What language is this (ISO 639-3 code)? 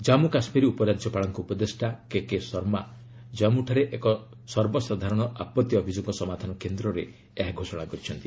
ori